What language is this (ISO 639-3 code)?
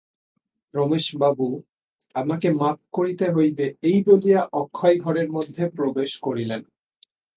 ben